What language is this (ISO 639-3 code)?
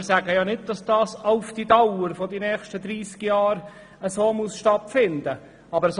gsw